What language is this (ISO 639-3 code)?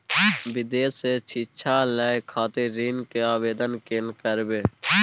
mai